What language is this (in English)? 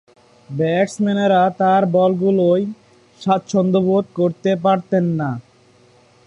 Bangla